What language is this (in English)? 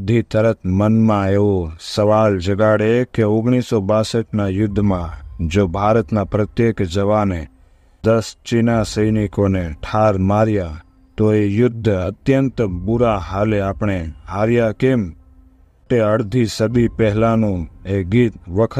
Hindi